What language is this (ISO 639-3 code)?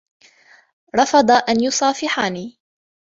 ara